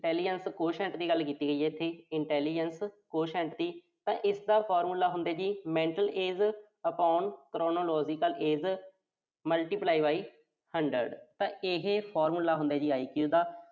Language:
Punjabi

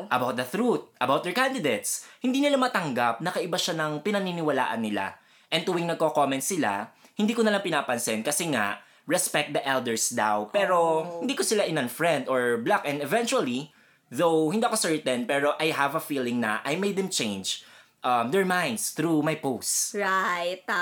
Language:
Filipino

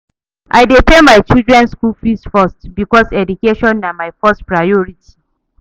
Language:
Nigerian Pidgin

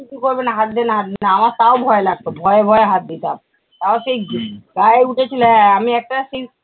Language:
Bangla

